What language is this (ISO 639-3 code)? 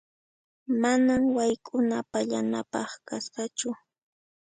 qxp